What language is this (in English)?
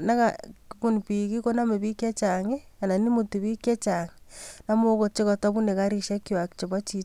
Kalenjin